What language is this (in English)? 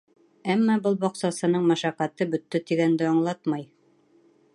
Bashkir